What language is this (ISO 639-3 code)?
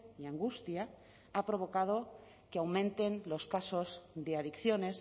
spa